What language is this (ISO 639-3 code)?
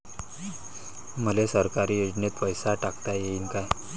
mar